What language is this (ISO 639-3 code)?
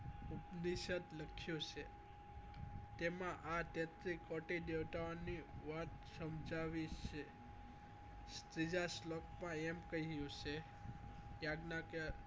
guj